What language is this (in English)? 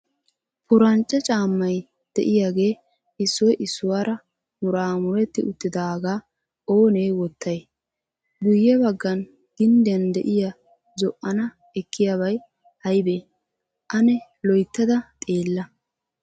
Wolaytta